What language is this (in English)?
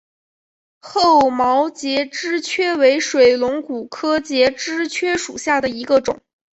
Chinese